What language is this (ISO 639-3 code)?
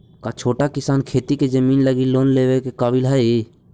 mag